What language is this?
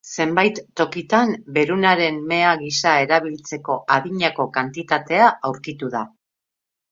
Basque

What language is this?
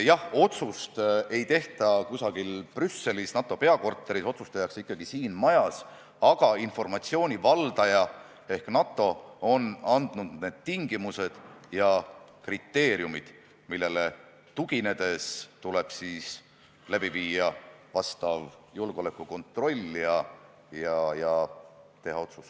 Estonian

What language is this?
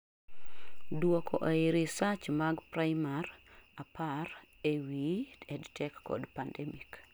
Luo (Kenya and Tanzania)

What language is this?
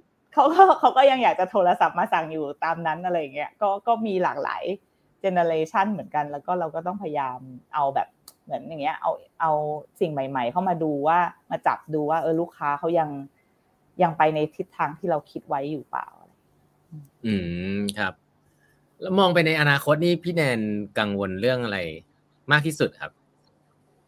Thai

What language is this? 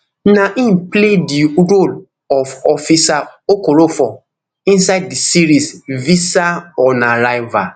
Nigerian Pidgin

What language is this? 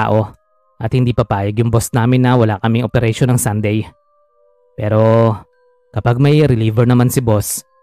Filipino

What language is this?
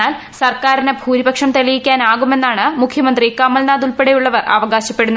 Malayalam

